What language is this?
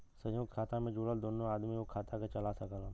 Bhojpuri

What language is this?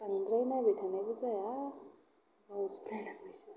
Bodo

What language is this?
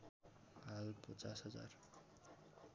Nepali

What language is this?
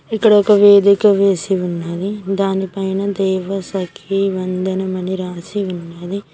Telugu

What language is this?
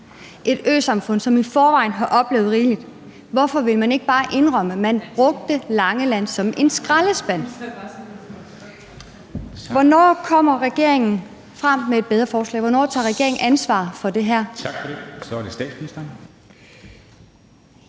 Danish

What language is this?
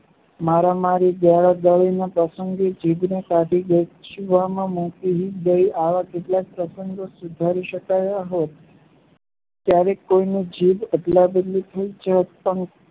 Gujarati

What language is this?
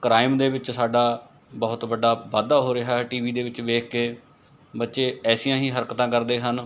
Punjabi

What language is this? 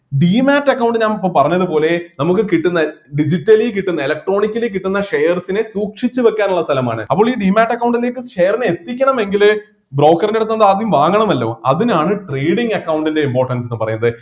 Malayalam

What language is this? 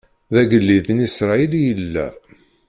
Kabyle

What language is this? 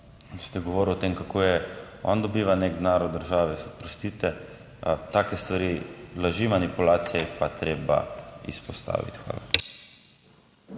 Slovenian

